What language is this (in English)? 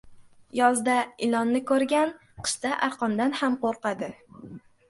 Uzbek